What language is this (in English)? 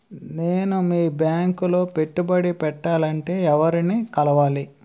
Telugu